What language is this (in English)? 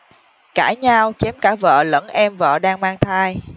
Vietnamese